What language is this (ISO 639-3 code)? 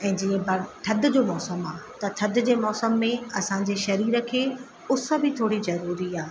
snd